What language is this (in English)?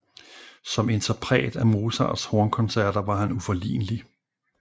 Danish